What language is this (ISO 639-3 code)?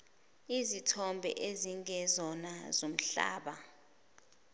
zul